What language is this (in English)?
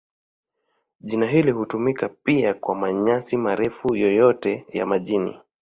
Swahili